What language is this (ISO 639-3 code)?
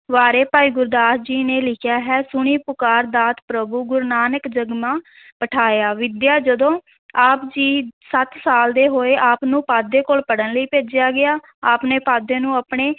pan